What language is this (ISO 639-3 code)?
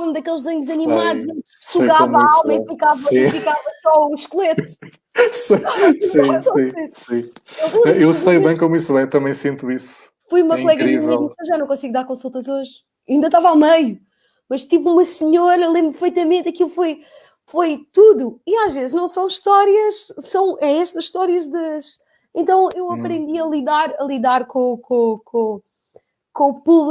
por